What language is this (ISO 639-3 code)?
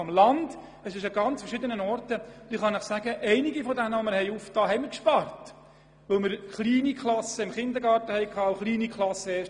gsw